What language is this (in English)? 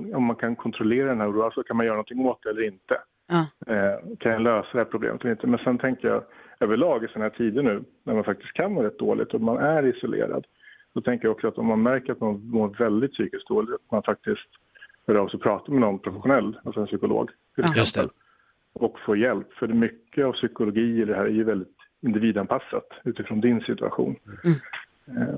Swedish